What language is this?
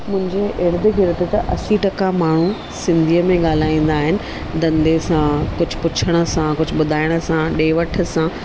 Sindhi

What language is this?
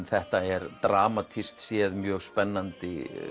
Icelandic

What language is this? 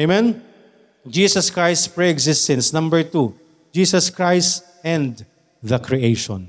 Filipino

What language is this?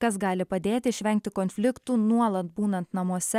Lithuanian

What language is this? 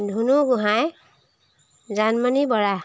Assamese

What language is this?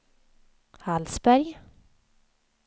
Swedish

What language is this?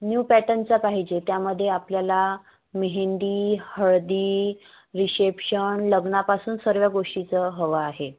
Marathi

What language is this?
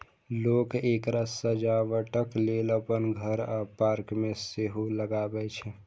Maithili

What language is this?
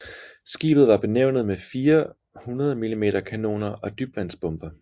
Danish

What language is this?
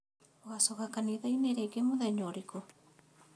Kikuyu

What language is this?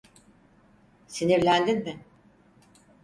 Turkish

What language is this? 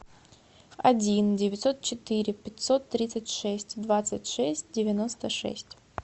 Russian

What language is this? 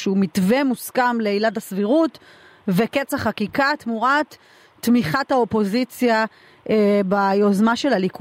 Hebrew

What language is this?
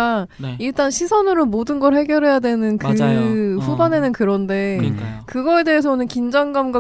Korean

